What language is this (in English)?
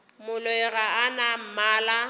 Northern Sotho